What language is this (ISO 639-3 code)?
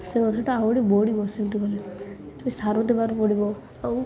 ori